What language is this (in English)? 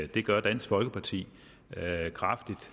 Danish